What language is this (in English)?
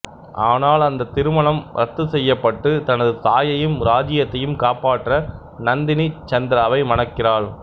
Tamil